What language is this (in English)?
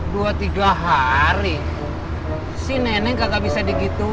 Indonesian